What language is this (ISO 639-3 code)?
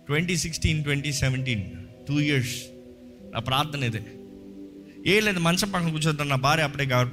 tel